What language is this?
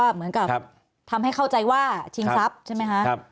Thai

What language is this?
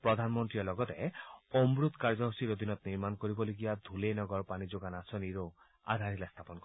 Assamese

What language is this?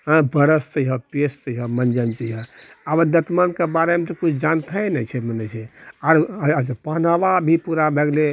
Maithili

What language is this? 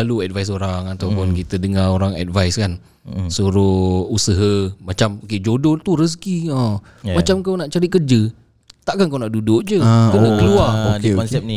Malay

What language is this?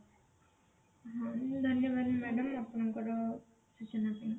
Odia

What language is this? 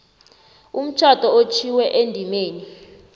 South Ndebele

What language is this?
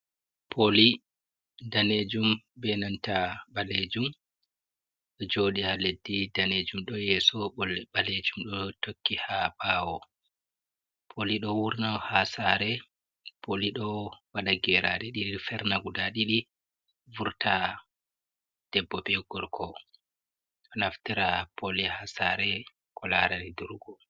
Fula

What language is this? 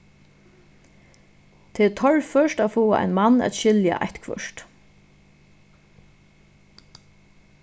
Faroese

